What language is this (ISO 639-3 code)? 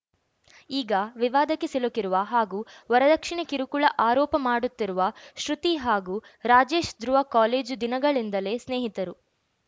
kan